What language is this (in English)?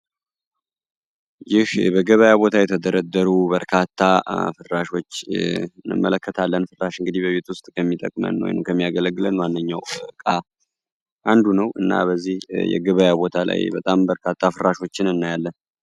Amharic